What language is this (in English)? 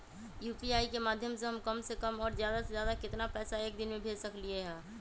Magahi